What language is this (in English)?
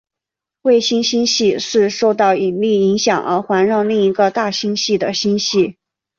Chinese